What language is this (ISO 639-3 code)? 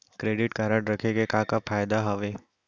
hne